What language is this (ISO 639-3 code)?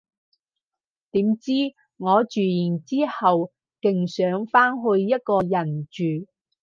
yue